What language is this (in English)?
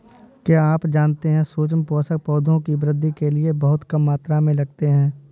Hindi